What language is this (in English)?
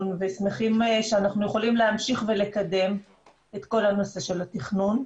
Hebrew